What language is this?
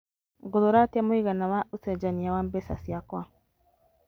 Kikuyu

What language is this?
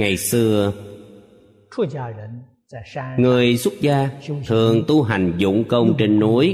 Vietnamese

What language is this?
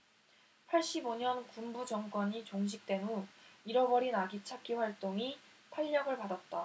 Korean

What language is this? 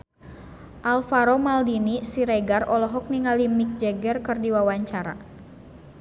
Sundanese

